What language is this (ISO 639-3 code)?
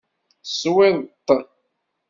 kab